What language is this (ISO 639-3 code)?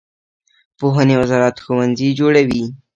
pus